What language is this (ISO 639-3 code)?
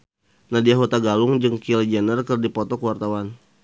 sun